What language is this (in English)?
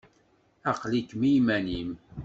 Kabyle